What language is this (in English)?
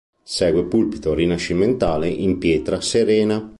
Italian